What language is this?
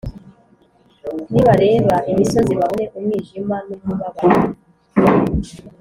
Kinyarwanda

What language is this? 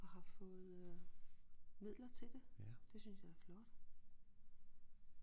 Danish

